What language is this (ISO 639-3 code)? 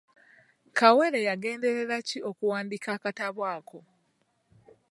lug